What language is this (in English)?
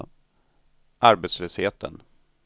Swedish